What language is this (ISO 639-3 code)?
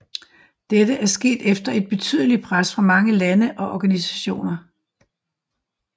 dan